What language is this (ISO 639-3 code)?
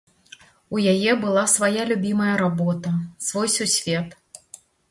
bel